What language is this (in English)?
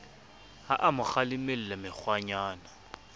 Southern Sotho